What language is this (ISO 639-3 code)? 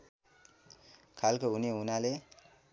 nep